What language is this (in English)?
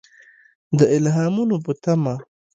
Pashto